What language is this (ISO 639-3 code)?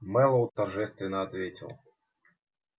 rus